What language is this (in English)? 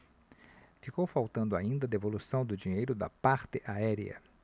Portuguese